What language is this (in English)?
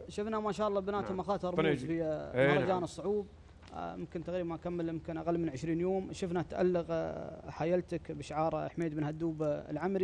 Arabic